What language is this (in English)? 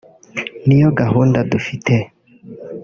Kinyarwanda